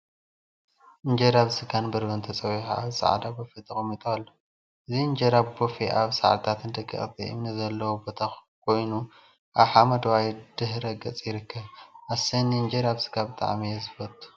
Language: Tigrinya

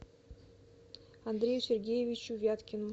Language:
Russian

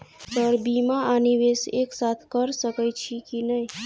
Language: Maithili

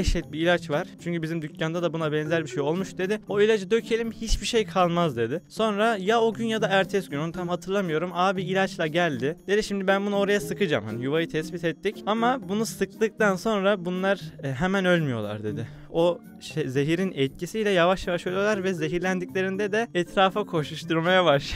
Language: Turkish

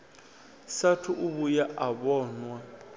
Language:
Venda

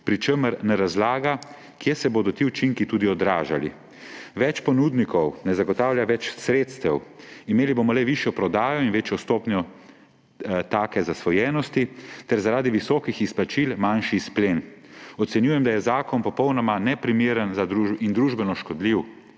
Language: Slovenian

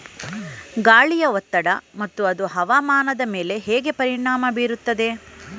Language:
Kannada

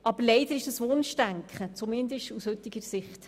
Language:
Swiss German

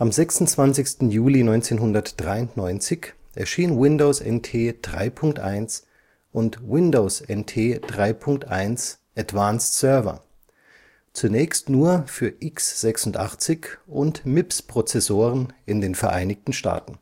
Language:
German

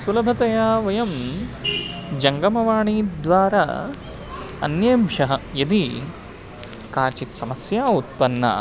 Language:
Sanskrit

